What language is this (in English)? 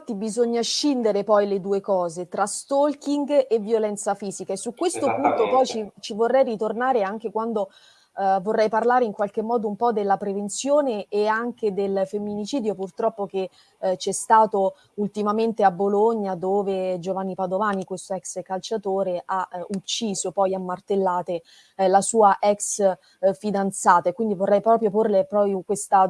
Italian